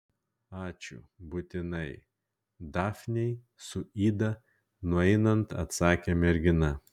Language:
Lithuanian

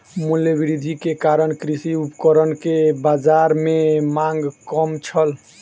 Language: Maithili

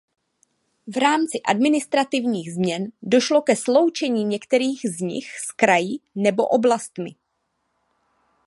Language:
Czech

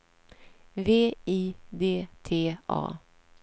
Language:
Swedish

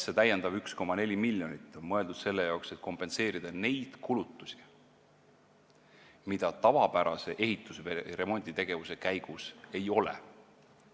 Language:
Estonian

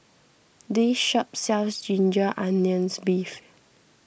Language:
English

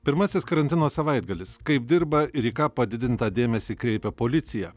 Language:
Lithuanian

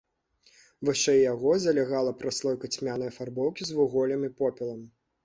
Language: Belarusian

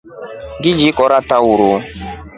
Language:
Rombo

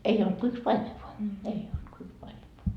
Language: Finnish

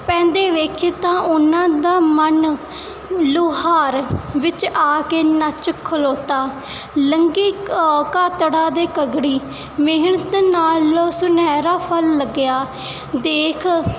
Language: Punjabi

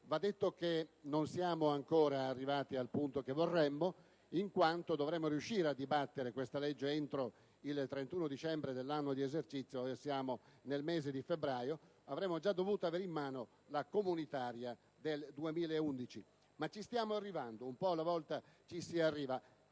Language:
Italian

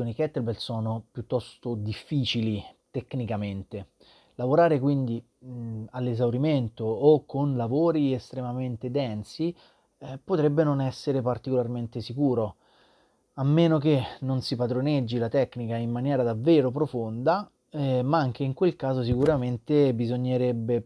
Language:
Italian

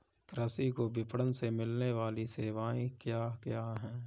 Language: Hindi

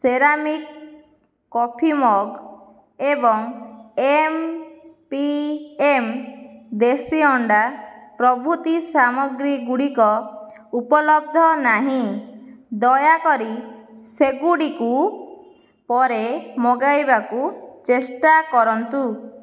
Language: Odia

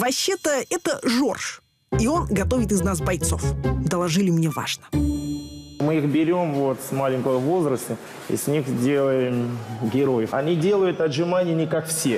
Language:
Russian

